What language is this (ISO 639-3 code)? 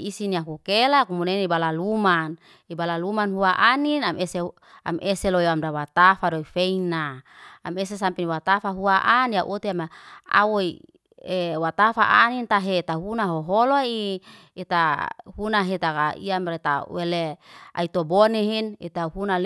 ste